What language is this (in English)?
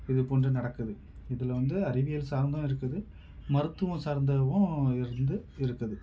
Tamil